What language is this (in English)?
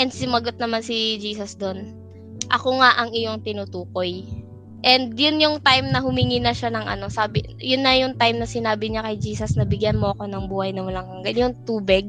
Filipino